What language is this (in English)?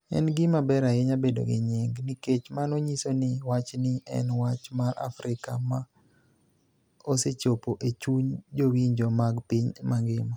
Luo (Kenya and Tanzania)